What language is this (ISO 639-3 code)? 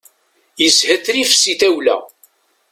kab